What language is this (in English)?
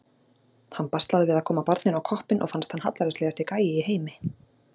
Icelandic